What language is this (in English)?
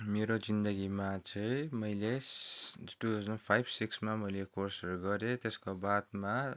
Nepali